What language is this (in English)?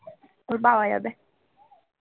Bangla